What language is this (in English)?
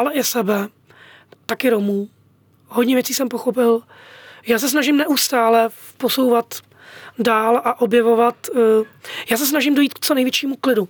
Czech